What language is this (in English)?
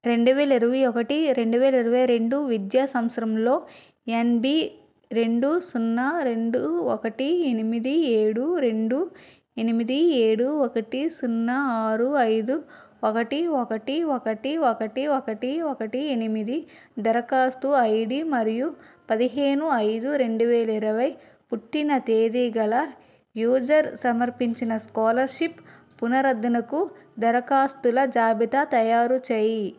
Telugu